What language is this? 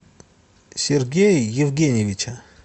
Russian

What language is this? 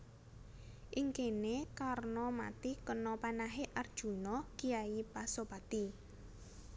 Javanese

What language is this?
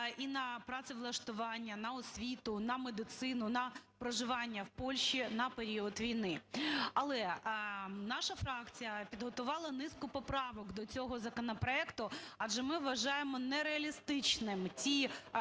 Ukrainian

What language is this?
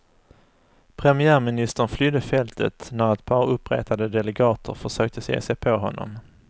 Swedish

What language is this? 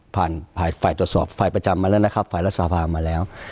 Thai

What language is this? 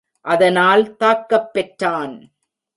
Tamil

